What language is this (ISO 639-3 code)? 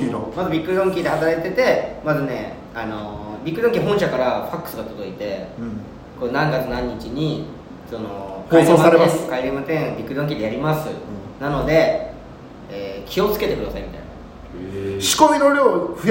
jpn